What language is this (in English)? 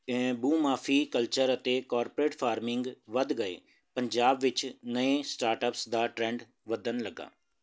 Punjabi